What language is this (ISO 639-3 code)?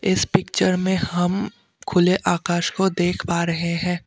hin